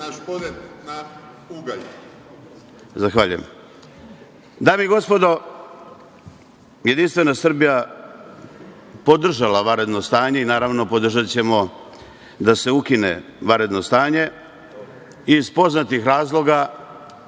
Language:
Serbian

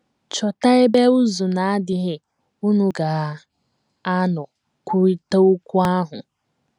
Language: Igbo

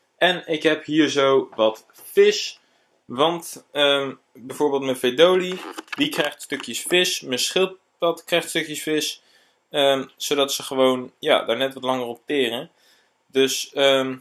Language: Dutch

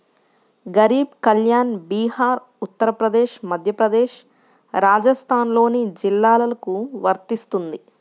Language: Telugu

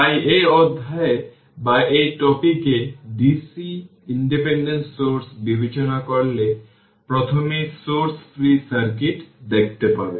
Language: Bangla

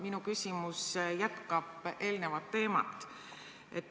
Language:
Estonian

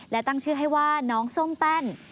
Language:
Thai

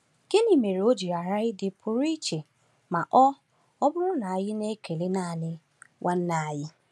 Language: Igbo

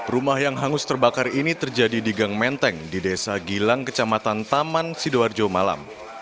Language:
Indonesian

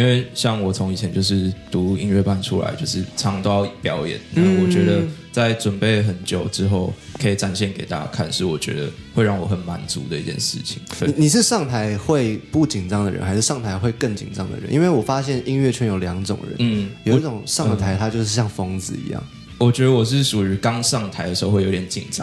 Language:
Chinese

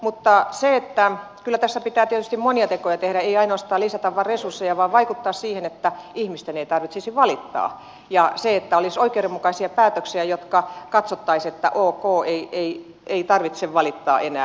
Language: Finnish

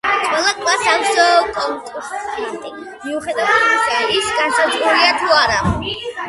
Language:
Georgian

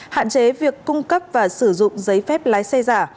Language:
Vietnamese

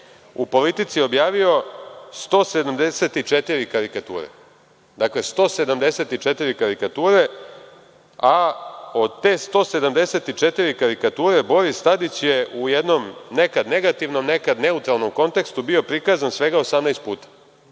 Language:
Serbian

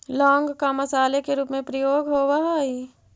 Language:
Magahi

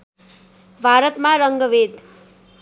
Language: Nepali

